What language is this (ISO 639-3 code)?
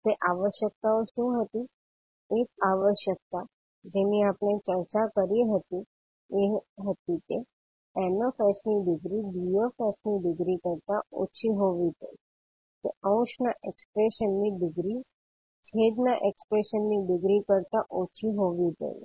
guj